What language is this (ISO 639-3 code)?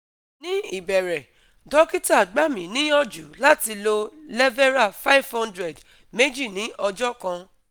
yor